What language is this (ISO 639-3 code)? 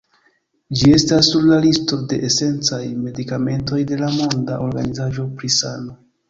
epo